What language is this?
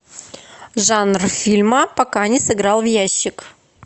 Russian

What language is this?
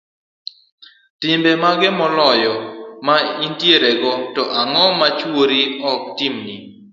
Luo (Kenya and Tanzania)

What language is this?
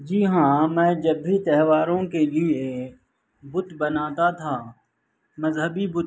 Urdu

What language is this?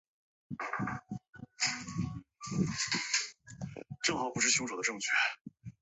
Chinese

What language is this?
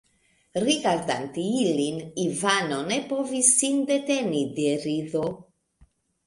Esperanto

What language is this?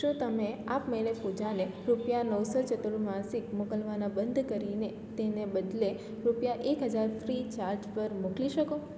Gujarati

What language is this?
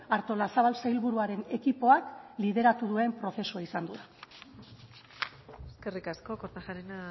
Basque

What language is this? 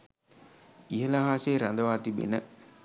Sinhala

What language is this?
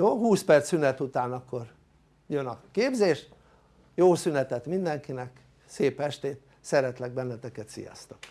Hungarian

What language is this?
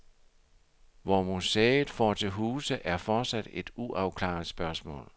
Danish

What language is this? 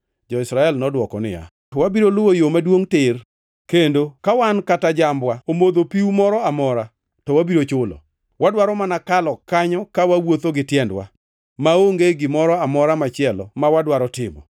Luo (Kenya and Tanzania)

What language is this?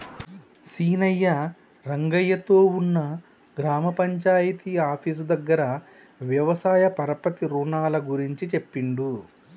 Telugu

